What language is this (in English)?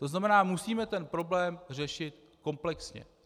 Czech